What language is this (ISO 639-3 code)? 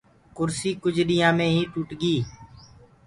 ggg